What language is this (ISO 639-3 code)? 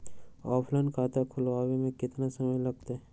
mag